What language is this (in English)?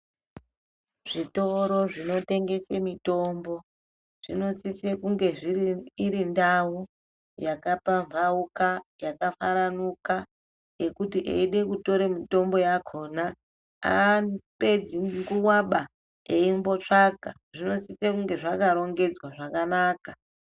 Ndau